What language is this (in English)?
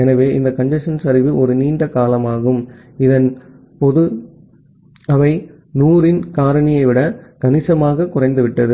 Tamil